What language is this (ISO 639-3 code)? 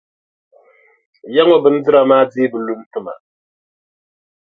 dag